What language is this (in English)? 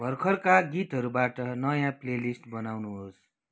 Nepali